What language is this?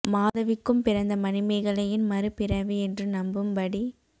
Tamil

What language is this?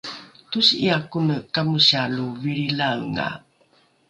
Rukai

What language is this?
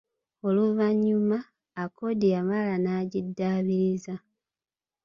Ganda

